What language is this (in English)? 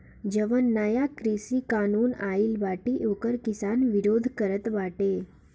Bhojpuri